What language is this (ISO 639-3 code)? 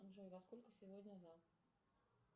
rus